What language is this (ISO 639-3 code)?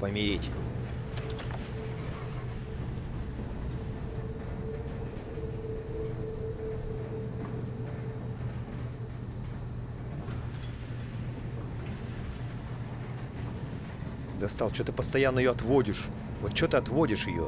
rus